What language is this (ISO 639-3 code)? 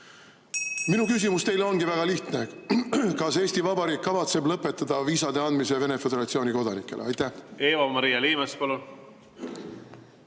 est